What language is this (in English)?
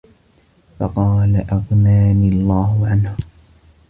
Arabic